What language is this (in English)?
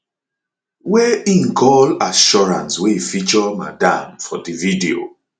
Nigerian Pidgin